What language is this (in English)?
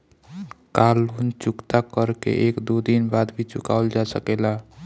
Bhojpuri